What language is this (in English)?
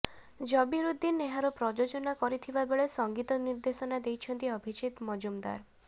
Odia